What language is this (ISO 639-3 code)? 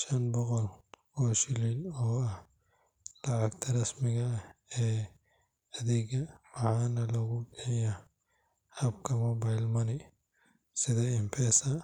som